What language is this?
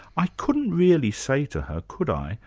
English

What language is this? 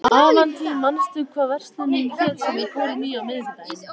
Icelandic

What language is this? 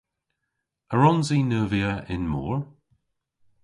Cornish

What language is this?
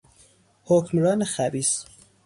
Persian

